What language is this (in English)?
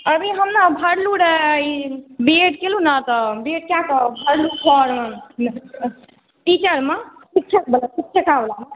Maithili